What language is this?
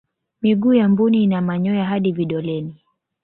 Swahili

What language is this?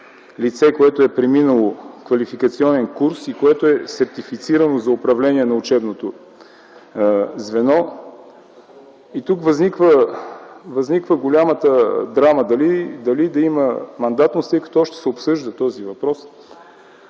Bulgarian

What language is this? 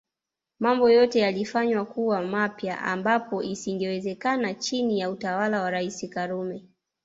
Swahili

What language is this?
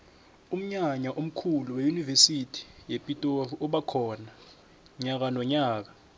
South Ndebele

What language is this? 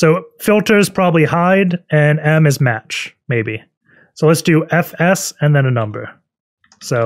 English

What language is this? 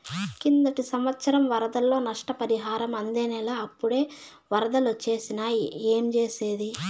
Telugu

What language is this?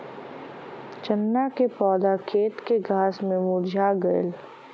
Bhojpuri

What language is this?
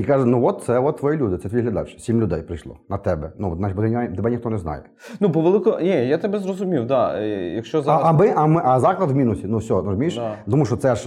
Ukrainian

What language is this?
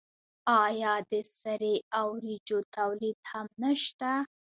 Pashto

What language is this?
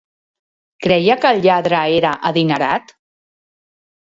Catalan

